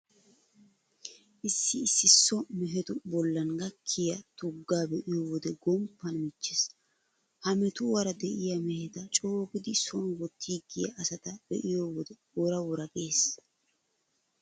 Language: Wolaytta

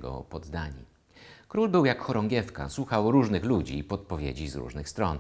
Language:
Polish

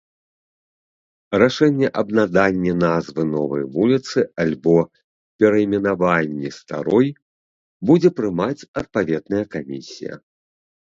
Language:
Belarusian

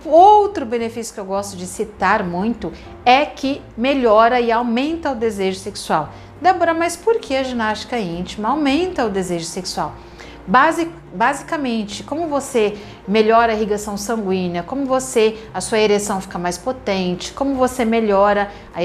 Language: Portuguese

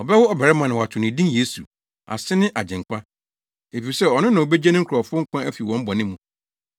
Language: Akan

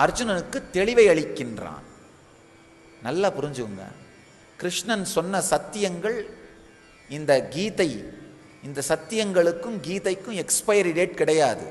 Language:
Tamil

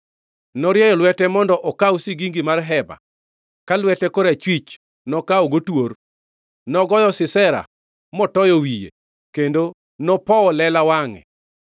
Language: Luo (Kenya and Tanzania)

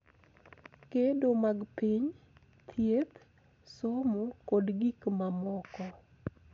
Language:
Luo (Kenya and Tanzania)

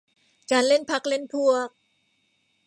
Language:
Thai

